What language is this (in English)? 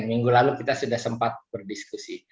Indonesian